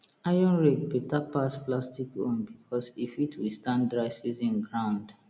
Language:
Nigerian Pidgin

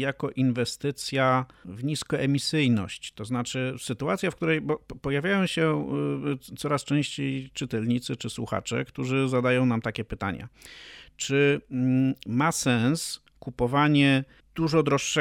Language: Polish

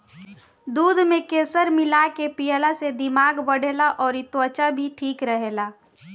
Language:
Bhojpuri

